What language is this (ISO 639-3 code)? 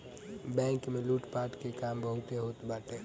bho